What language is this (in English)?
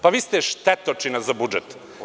Serbian